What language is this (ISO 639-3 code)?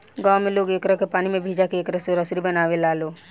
bho